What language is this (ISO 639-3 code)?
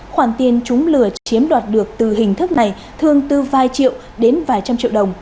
vie